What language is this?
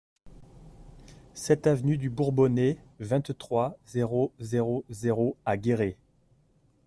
French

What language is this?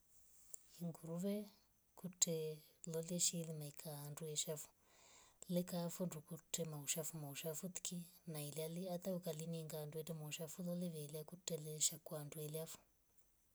Rombo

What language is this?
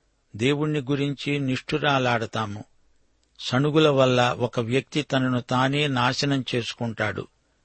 Telugu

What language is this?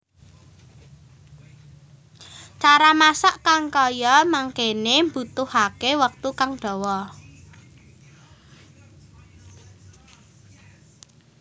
Javanese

